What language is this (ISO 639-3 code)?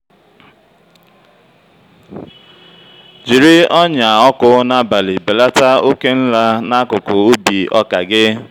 ibo